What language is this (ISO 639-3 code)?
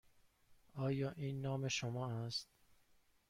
fas